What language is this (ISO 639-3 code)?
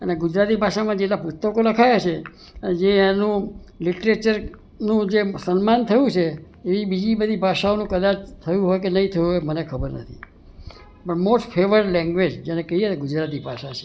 guj